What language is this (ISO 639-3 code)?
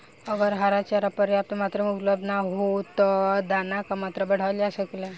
bho